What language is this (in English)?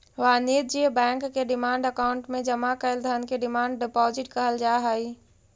Magahi